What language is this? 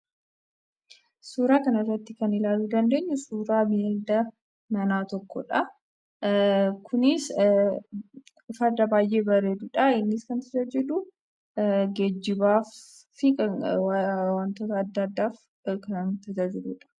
Oromo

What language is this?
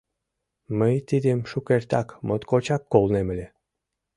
Mari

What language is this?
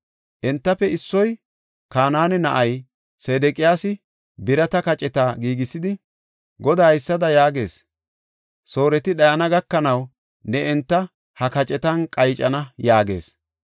Gofa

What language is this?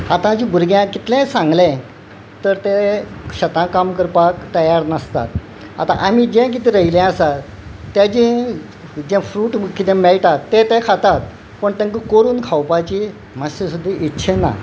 Konkani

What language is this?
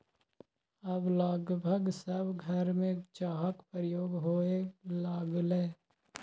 Maithili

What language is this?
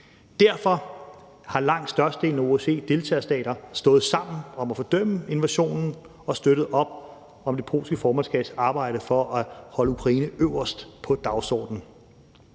Danish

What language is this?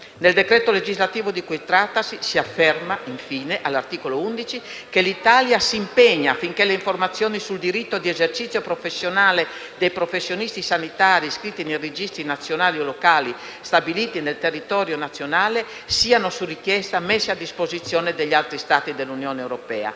Italian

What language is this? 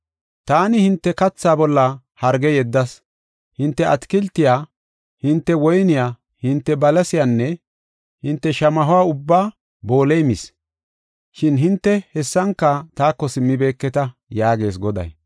Gofa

